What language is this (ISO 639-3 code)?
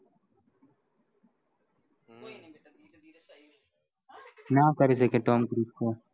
guj